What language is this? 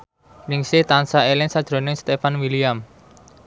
Javanese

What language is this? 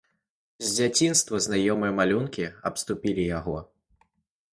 Belarusian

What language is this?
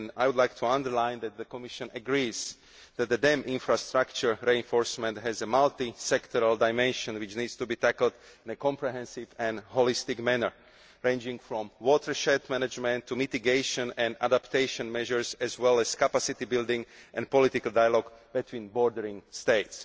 English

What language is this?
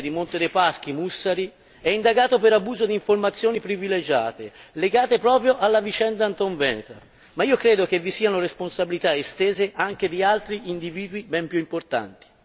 Italian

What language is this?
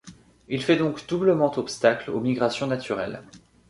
French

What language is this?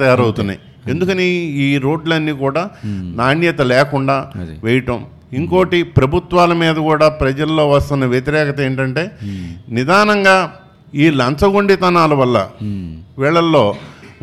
Telugu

